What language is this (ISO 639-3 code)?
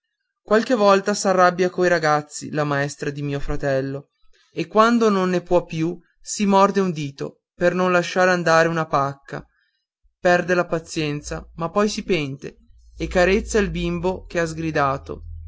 ita